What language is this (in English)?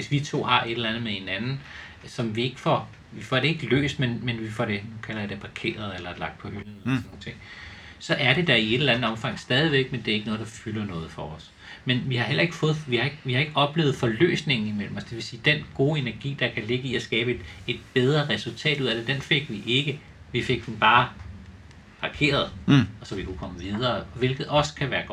Danish